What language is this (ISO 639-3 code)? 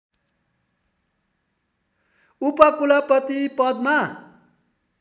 nep